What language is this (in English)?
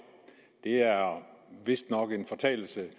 Danish